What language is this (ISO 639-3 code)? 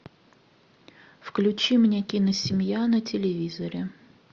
rus